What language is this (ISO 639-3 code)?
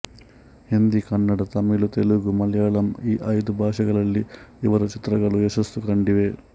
kan